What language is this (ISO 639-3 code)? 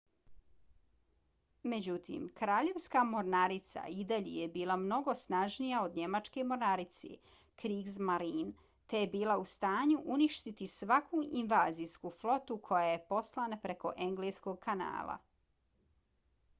bos